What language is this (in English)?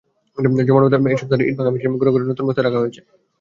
Bangla